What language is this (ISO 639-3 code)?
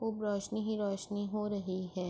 urd